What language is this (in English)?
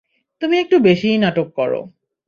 Bangla